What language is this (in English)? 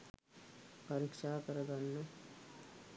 Sinhala